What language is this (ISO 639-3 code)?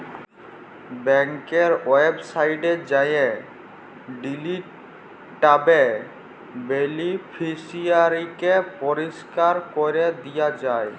ben